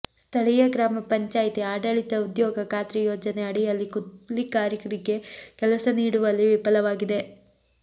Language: Kannada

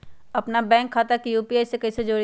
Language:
Magahi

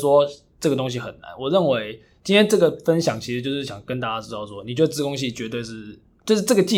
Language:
Chinese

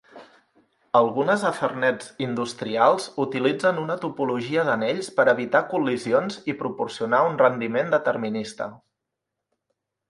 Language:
Catalan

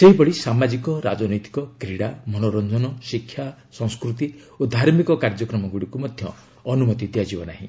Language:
Odia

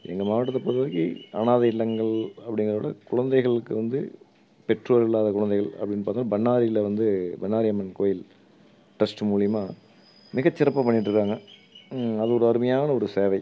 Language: Tamil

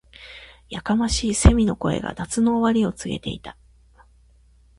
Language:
Japanese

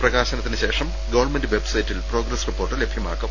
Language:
Malayalam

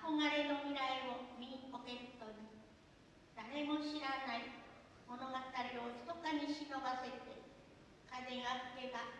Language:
Japanese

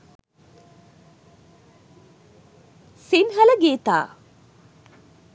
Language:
Sinhala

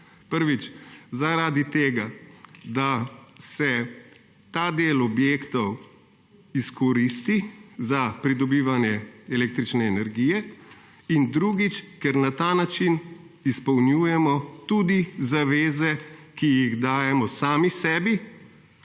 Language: Slovenian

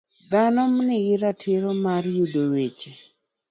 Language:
Luo (Kenya and Tanzania)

